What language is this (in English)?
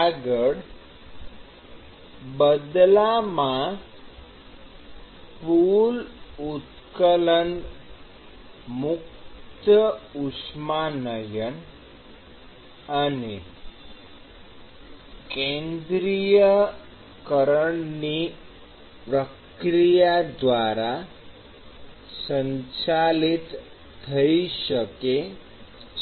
Gujarati